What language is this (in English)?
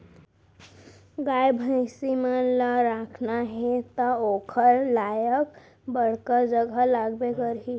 Chhattisgarhi